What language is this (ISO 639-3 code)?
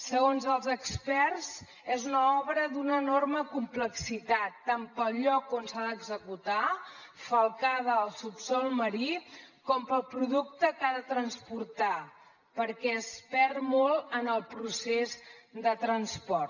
cat